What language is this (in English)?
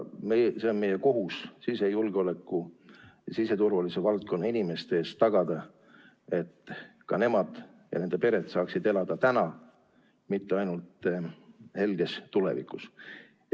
Estonian